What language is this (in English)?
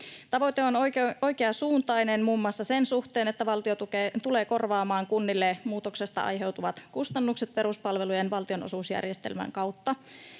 Finnish